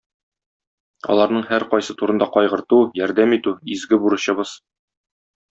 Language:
Tatar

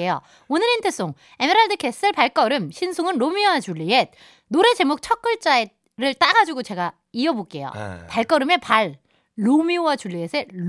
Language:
Korean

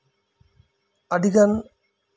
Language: Santali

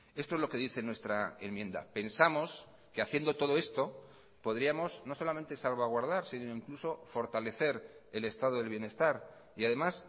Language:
Spanish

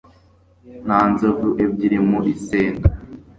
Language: Kinyarwanda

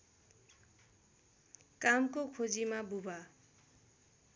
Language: Nepali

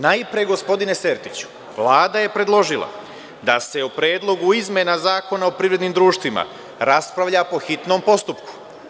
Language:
Serbian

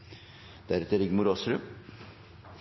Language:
Norwegian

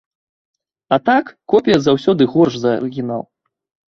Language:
Belarusian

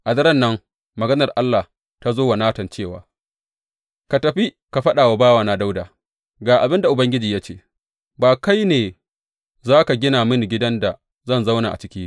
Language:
Hausa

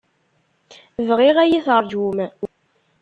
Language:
Kabyle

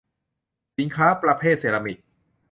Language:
Thai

